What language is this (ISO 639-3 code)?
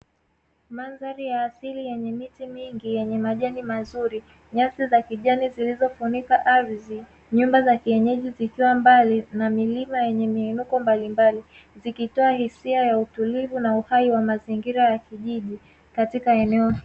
swa